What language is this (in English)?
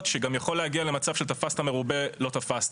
Hebrew